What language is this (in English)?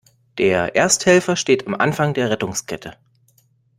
German